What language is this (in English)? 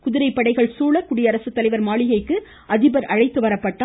Tamil